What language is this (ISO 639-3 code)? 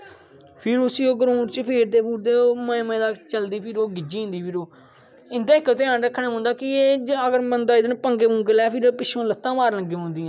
doi